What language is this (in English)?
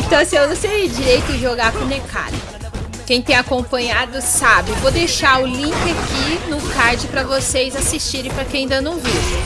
Portuguese